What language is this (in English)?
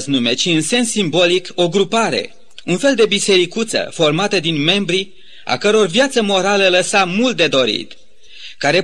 Romanian